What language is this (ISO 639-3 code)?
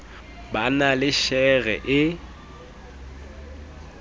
sot